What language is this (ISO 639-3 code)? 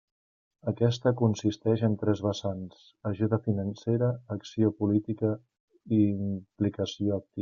cat